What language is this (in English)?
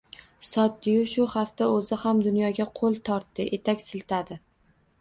Uzbek